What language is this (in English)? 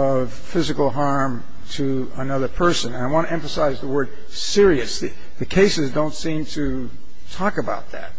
English